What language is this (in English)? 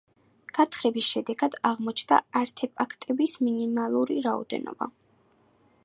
Georgian